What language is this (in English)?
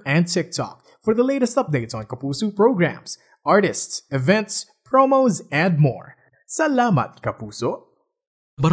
Filipino